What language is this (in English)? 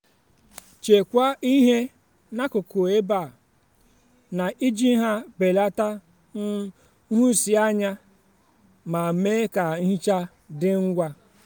Igbo